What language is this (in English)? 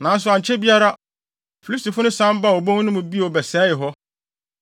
Akan